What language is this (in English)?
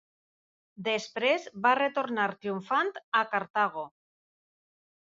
Catalan